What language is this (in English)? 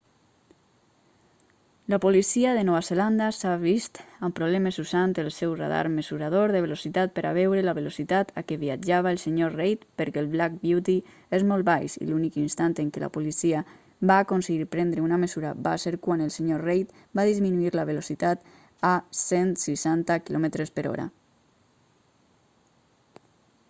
Catalan